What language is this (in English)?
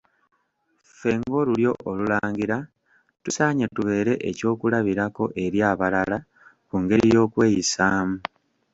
Ganda